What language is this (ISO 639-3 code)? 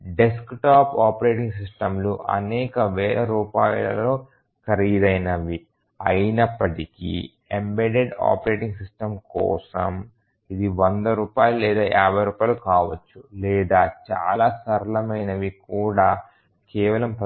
tel